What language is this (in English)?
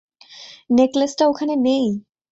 Bangla